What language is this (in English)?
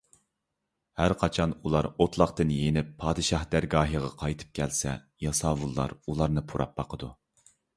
Uyghur